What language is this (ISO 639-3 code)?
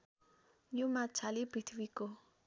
nep